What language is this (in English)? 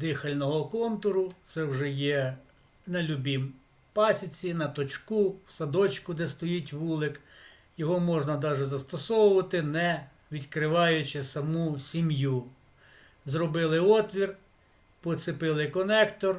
Ukrainian